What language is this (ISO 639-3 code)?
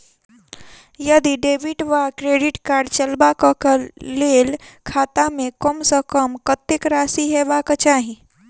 mai